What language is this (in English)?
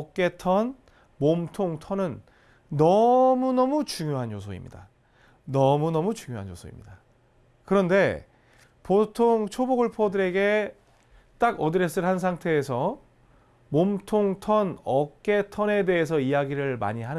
Korean